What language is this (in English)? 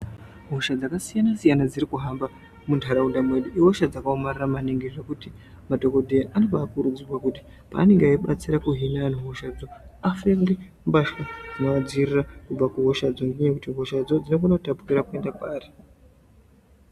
Ndau